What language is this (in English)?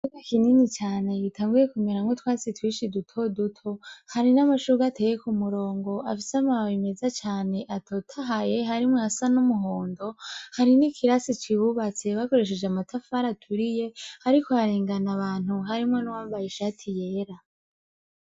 Rundi